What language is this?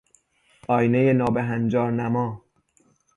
Persian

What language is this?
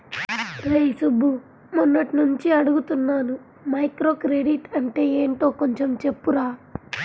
Telugu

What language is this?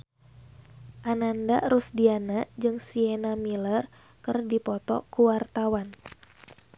Sundanese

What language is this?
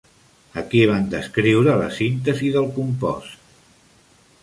Catalan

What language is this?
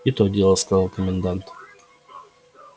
Russian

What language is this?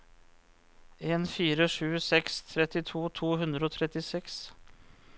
Norwegian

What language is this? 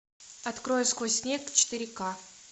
Russian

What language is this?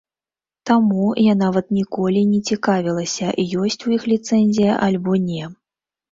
Belarusian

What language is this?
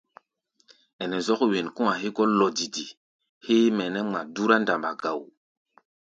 Gbaya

